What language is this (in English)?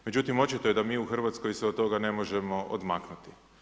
Croatian